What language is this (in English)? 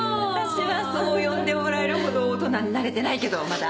Japanese